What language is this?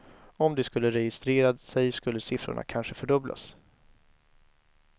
Swedish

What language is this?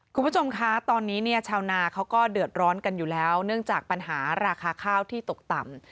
Thai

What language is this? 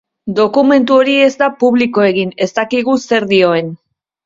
Basque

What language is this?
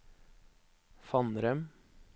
Norwegian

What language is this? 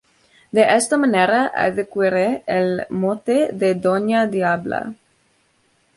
Spanish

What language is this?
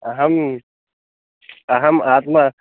Sanskrit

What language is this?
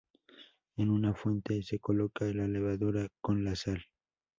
Spanish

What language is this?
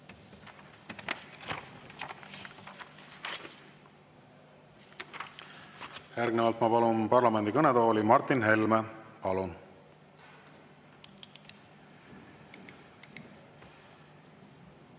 Estonian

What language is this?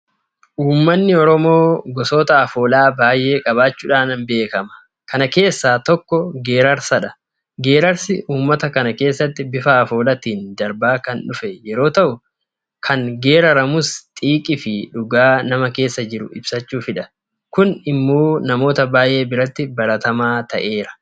Oromo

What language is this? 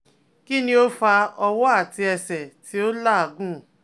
Yoruba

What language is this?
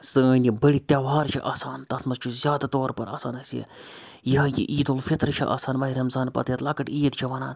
Kashmiri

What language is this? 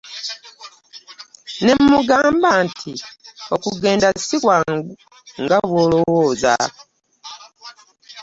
Ganda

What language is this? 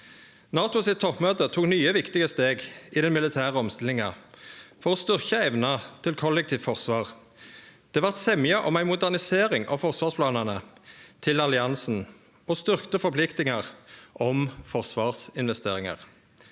Norwegian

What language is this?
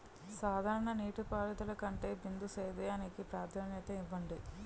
Telugu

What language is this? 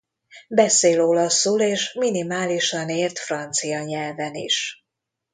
Hungarian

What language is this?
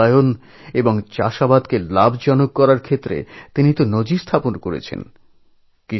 Bangla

